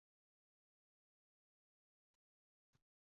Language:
Uzbek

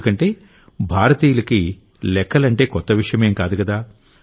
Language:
Telugu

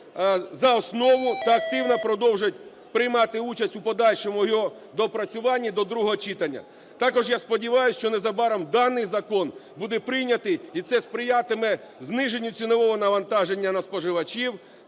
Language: Ukrainian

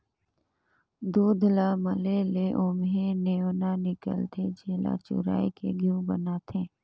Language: Chhattisgarhi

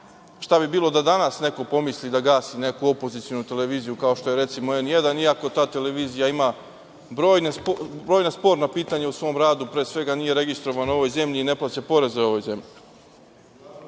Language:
Serbian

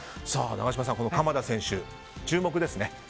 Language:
Japanese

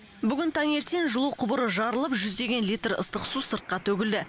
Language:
Kazakh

